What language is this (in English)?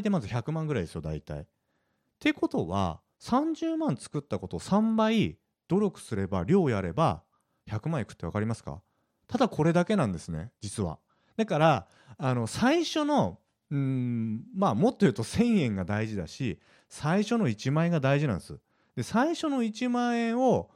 Japanese